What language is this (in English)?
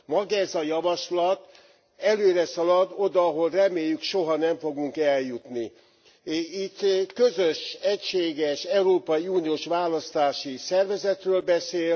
Hungarian